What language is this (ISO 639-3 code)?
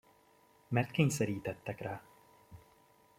hun